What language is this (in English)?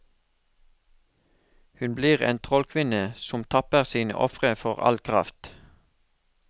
Norwegian